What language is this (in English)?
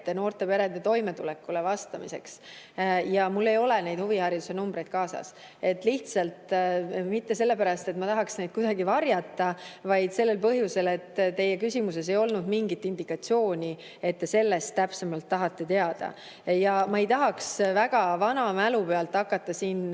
Estonian